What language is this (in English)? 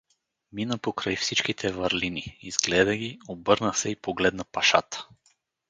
Bulgarian